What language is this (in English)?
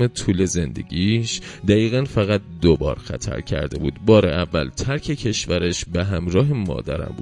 Persian